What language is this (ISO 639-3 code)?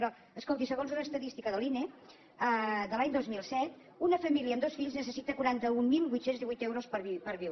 cat